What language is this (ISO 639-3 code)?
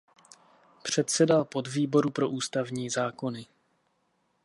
ces